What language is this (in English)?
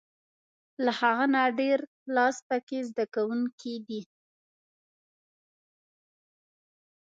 Pashto